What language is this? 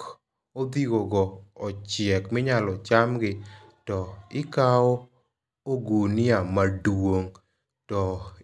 Luo (Kenya and Tanzania)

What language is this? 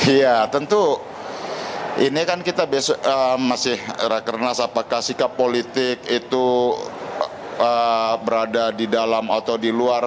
Indonesian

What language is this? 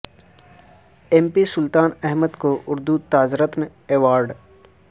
Urdu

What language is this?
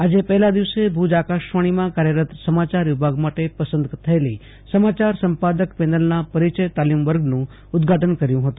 Gujarati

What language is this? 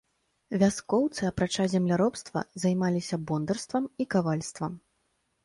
Belarusian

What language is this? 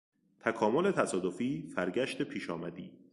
Persian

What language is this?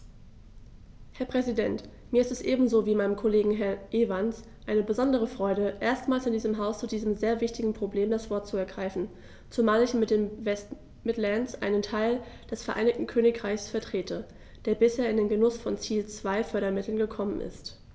German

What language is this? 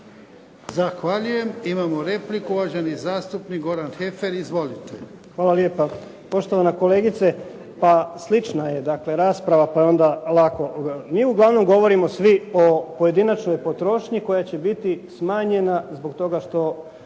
Croatian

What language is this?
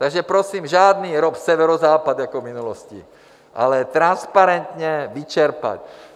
Czech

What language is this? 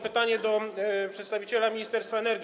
Polish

